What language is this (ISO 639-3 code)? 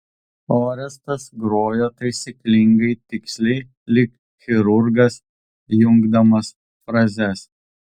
lit